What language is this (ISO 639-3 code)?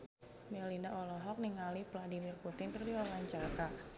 sun